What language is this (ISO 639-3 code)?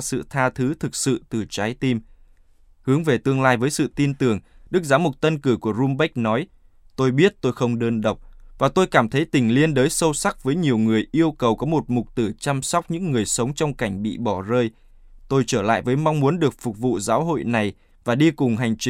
vie